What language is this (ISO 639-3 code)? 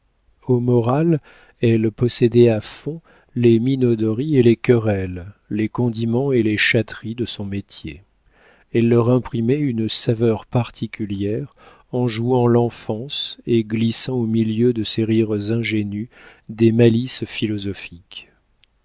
fra